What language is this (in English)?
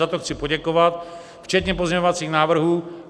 Czech